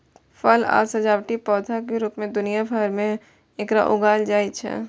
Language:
Maithili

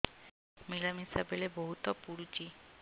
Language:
Odia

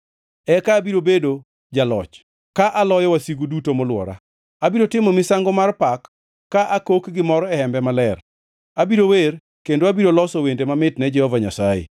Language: Luo (Kenya and Tanzania)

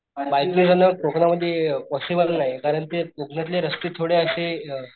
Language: Marathi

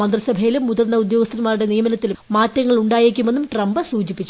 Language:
Malayalam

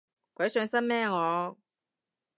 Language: Cantonese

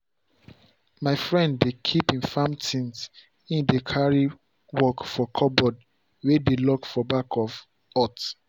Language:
Nigerian Pidgin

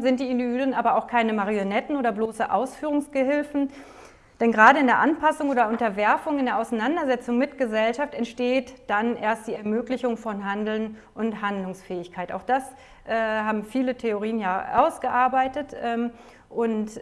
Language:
German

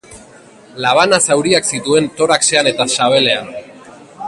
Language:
Basque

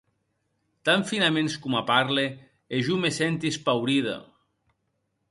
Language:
Occitan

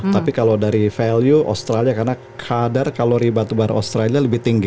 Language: Indonesian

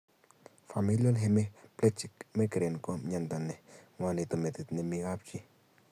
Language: Kalenjin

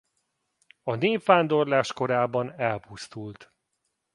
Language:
Hungarian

